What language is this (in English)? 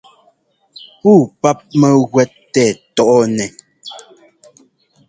Ngomba